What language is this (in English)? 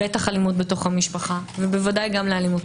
Hebrew